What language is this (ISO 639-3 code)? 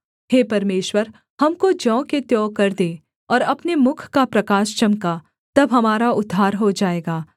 hin